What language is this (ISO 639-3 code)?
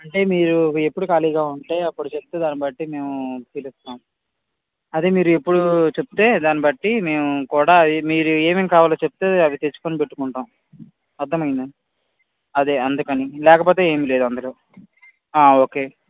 tel